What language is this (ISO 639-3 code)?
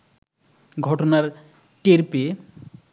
ben